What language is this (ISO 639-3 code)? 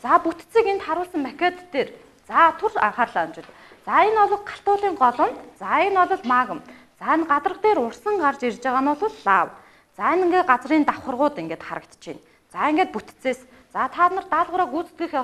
eng